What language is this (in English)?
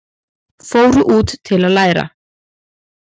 Icelandic